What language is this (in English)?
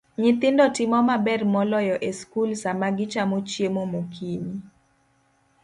Luo (Kenya and Tanzania)